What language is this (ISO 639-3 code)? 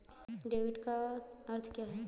hin